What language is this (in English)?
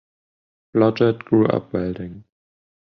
English